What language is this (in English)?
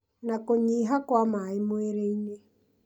Kikuyu